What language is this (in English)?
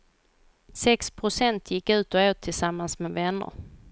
Swedish